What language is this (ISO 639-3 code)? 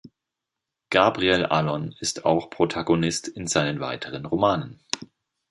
deu